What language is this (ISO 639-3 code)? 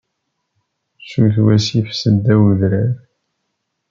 kab